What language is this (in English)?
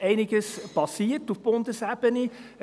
Swiss German